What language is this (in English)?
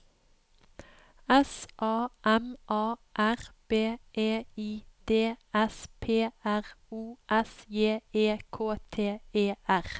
Norwegian